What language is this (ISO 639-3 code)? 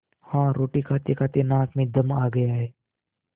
hin